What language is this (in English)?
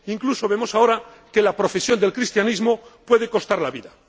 Spanish